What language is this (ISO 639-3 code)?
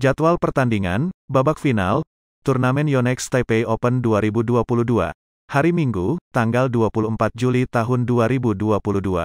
ind